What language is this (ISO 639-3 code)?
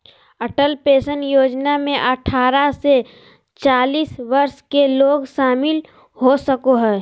mag